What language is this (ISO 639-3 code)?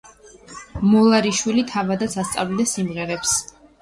kat